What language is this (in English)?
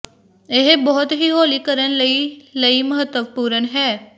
Punjabi